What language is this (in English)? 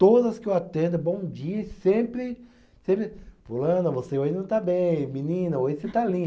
Portuguese